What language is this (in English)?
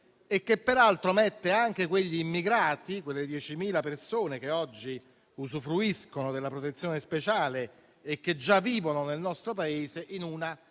Italian